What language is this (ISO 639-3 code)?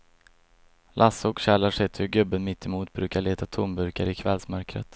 swe